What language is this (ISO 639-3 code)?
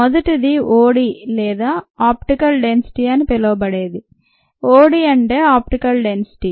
tel